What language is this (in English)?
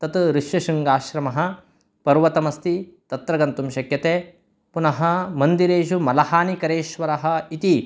Sanskrit